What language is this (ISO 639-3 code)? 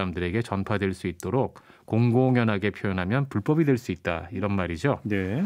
kor